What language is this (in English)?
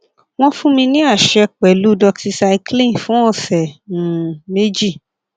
Yoruba